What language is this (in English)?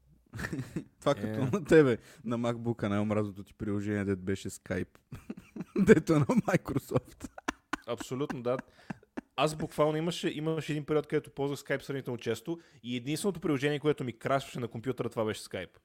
Bulgarian